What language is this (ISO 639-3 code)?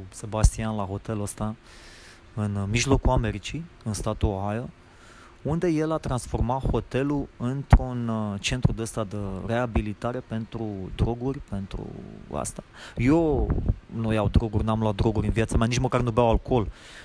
ron